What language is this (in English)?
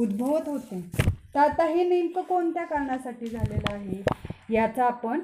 Marathi